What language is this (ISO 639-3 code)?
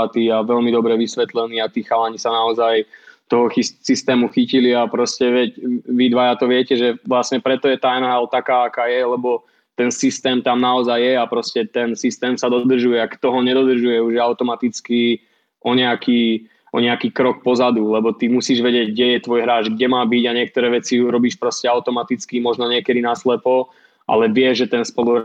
slk